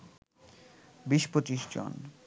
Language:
Bangla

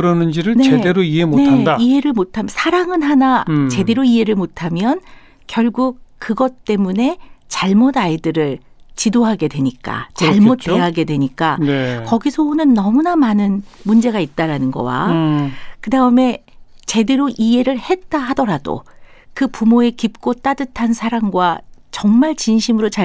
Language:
Korean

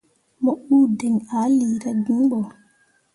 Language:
Mundang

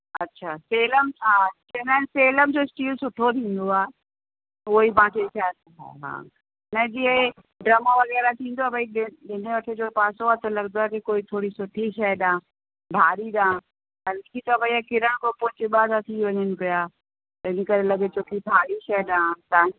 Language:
Sindhi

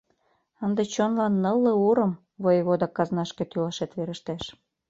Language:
Mari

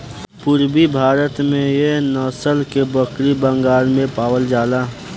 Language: Bhojpuri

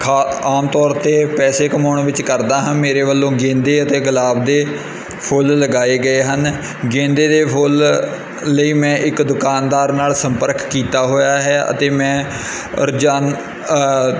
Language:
Punjabi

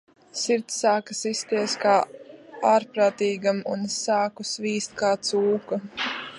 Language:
Latvian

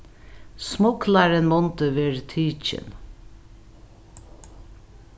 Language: Faroese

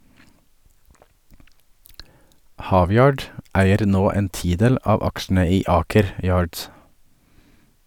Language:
Norwegian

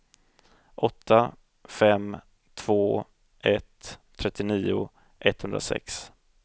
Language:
Swedish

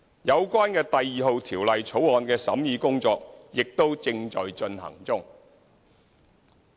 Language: Cantonese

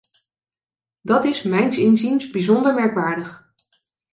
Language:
Dutch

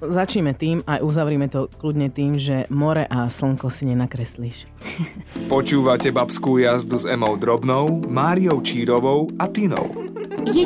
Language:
Slovak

